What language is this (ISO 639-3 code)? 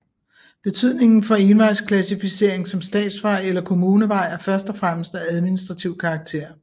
dan